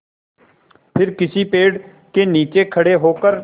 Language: Hindi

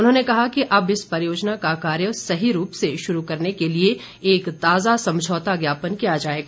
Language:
Hindi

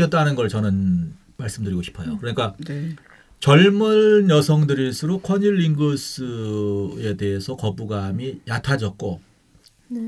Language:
Korean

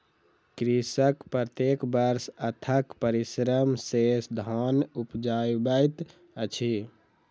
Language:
Maithili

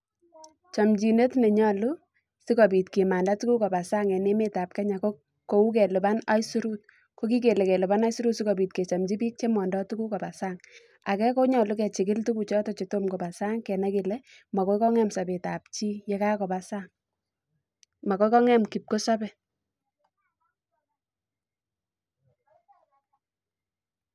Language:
Kalenjin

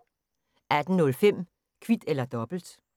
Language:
Danish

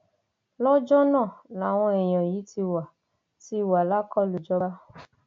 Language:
Yoruba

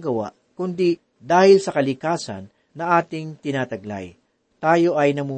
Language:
Filipino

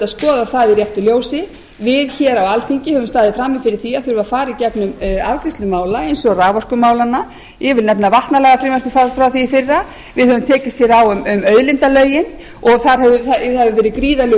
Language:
Icelandic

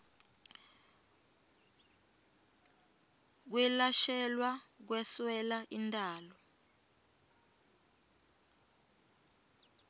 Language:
Swati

